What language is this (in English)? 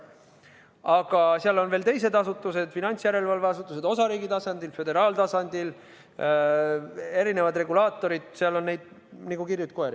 Estonian